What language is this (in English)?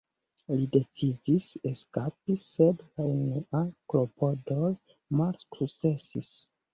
Esperanto